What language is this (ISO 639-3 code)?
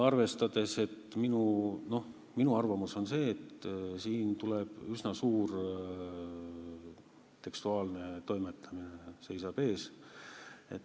est